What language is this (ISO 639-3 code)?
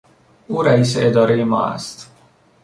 fas